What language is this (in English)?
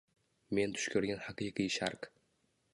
Uzbek